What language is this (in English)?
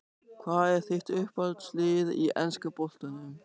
Icelandic